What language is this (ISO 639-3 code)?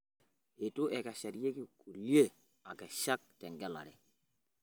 mas